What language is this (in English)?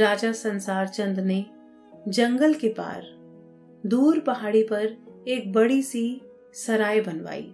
Hindi